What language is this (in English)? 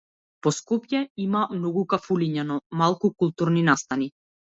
Macedonian